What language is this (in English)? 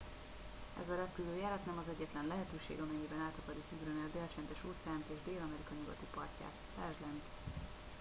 Hungarian